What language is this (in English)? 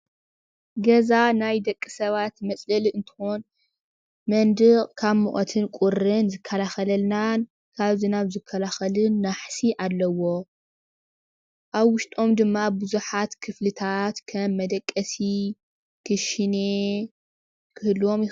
Tigrinya